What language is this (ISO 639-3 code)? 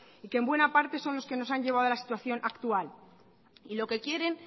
spa